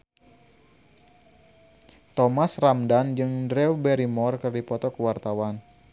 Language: Sundanese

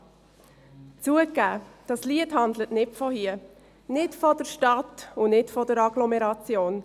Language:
Swiss German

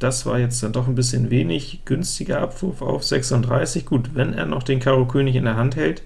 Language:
German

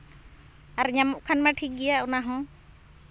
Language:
Santali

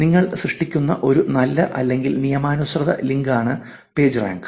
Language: Malayalam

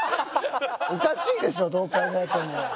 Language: Japanese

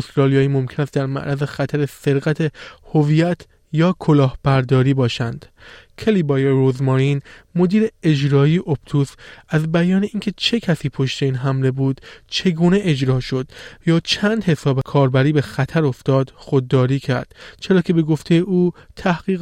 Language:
Persian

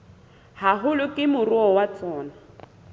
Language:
Southern Sotho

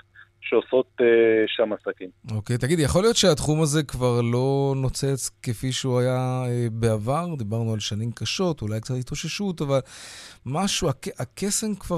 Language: Hebrew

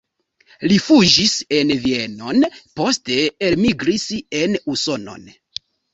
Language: Esperanto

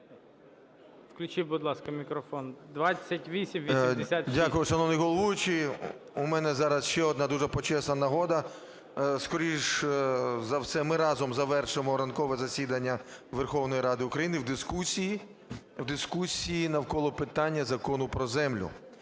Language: Ukrainian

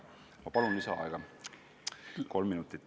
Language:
Estonian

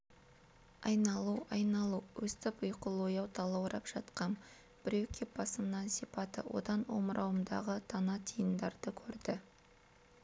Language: Kazakh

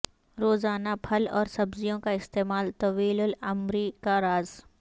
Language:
Urdu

